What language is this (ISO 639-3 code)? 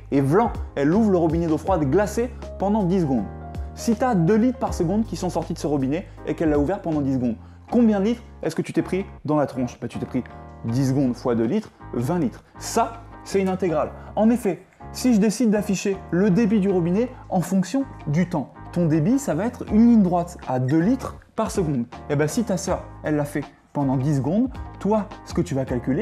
fra